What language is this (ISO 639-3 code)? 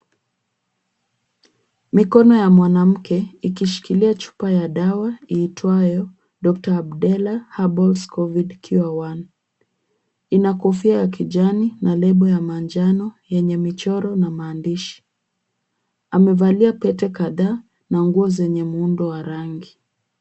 swa